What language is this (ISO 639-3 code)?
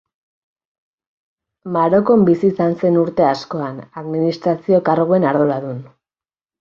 eus